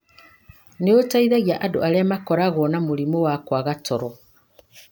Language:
Kikuyu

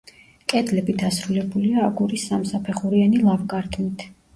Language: Georgian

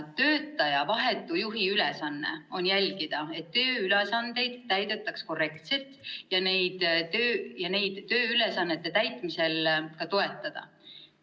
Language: Estonian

